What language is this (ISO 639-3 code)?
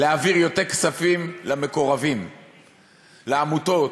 heb